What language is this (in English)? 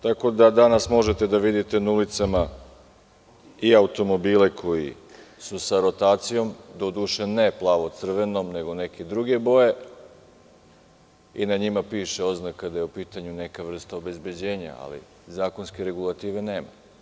Serbian